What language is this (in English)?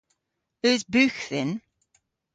Cornish